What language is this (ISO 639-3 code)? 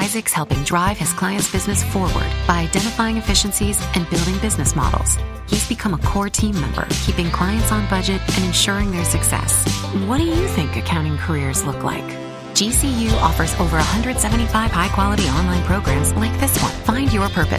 hin